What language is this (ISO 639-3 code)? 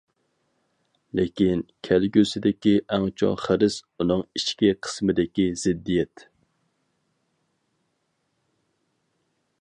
uig